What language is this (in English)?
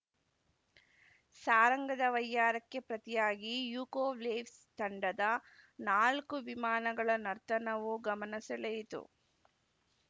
Kannada